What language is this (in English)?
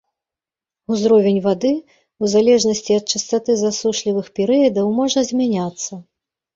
Belarusian